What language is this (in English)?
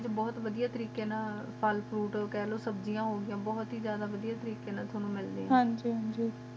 Punjabi